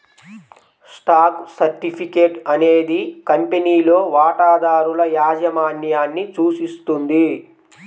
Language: Telugu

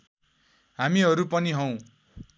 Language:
Nepali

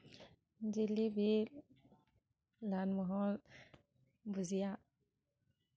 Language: Manipuri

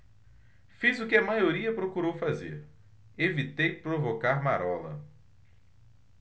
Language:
Portuguese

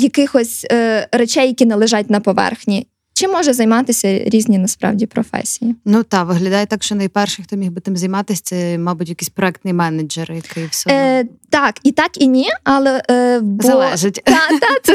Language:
Ukrainian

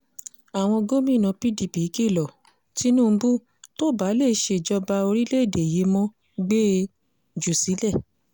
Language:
Yoruba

